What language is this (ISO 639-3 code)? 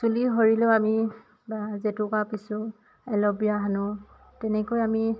asm